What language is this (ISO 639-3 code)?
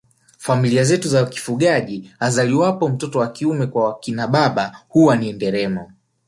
swa